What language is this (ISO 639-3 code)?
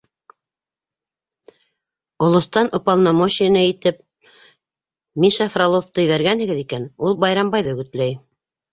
bak